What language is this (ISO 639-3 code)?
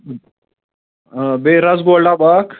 kas